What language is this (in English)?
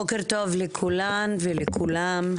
Hebrew